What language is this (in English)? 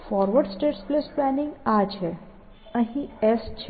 Gujarati